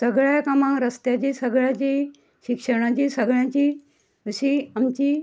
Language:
Konkani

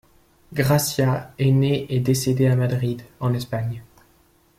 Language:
French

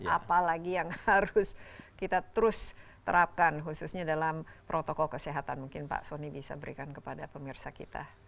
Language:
Indonesian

